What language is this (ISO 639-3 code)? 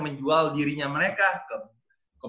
ind